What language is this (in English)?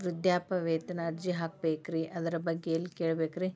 Kannada